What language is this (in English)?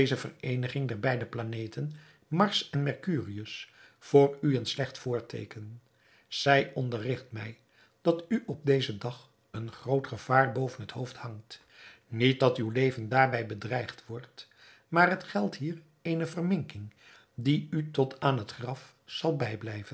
Dutch